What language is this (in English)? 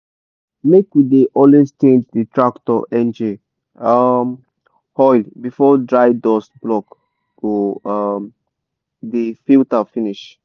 Nigerian Pidgin